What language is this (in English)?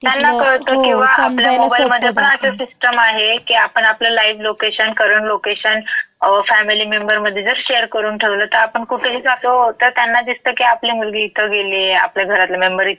Marathi